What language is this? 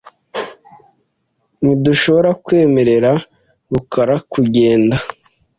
Kinyarwanda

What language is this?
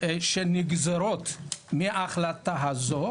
Hebrew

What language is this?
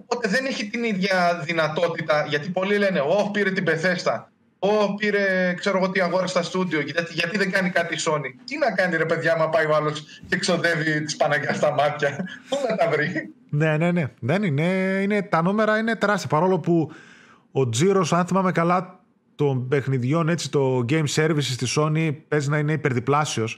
Greek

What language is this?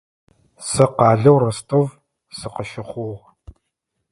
Adyghe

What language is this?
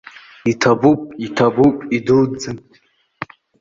Abkhazian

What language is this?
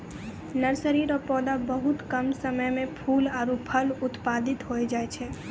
Maithili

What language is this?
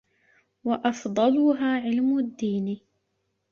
Arabic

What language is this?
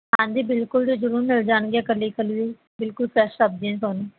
Punjabi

